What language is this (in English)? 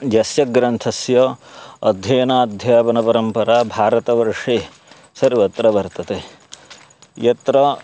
Sanskrit